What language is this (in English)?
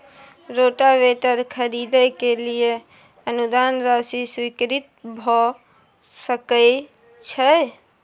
Maithili